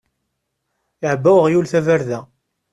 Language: Kabyle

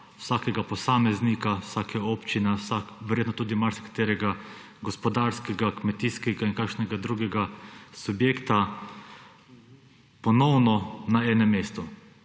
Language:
Slovenian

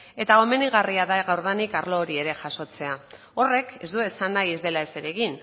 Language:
Basque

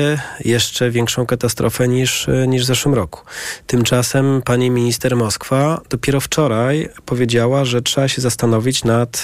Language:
Polish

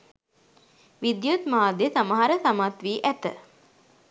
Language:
Sinhala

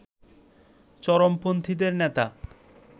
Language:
Bangla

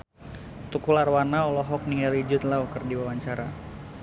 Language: Sundanese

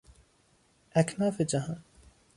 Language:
Persian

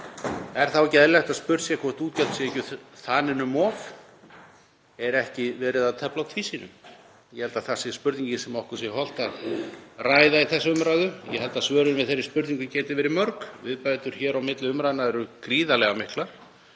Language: Icelandic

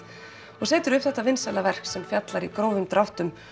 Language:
Icelandic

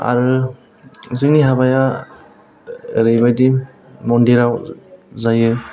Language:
Bodo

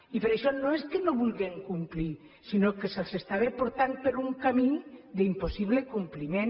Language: Catalan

